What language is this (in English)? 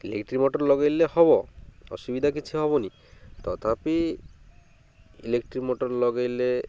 Odia